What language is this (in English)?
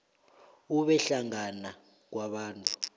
South Ndebele